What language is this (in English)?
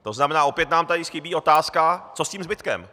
Czech